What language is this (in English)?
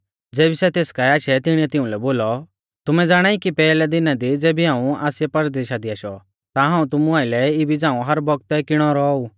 Mahasu Pahari